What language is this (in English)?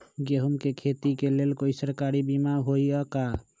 Magahi